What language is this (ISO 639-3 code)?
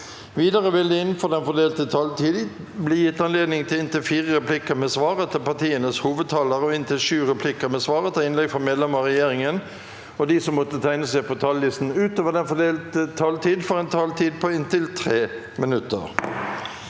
nor